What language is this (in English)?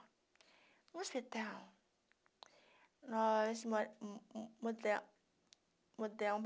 Portuguese